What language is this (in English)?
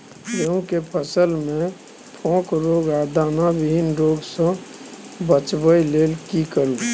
Maithili